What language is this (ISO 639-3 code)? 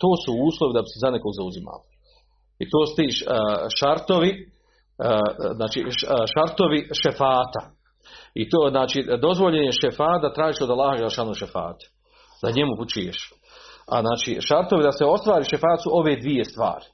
hrv